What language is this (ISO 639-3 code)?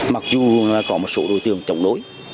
vie